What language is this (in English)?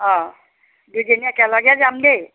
Assamese